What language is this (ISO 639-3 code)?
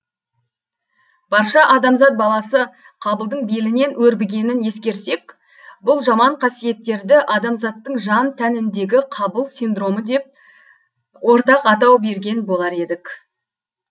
kaz